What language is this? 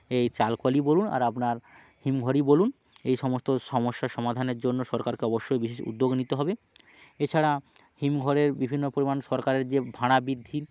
Bangla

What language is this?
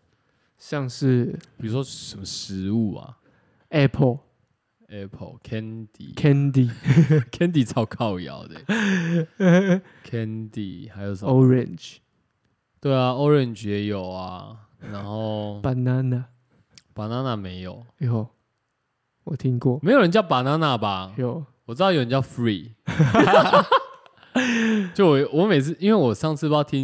Chinese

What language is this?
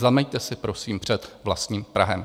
Czech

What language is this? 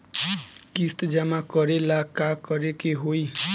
Bhojpuri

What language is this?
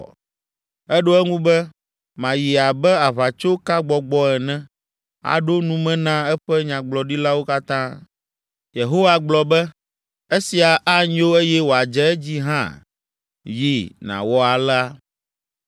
Ewe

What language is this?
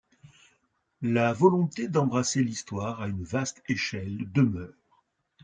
French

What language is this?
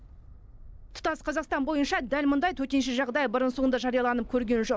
Kazakh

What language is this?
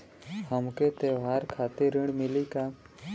Bhojpuri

